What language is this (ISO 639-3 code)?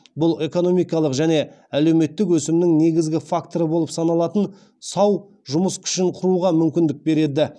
kaz